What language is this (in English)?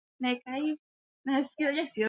Swahili